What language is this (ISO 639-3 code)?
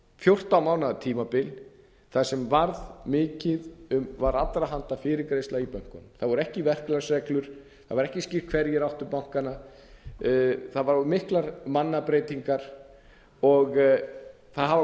isl